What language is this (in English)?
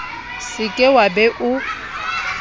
Southern Sotho